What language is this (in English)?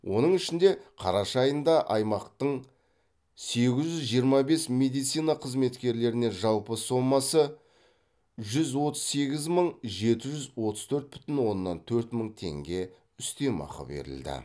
Kazakh